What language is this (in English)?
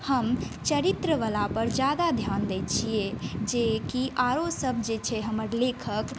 Maithili